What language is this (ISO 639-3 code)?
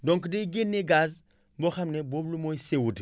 wol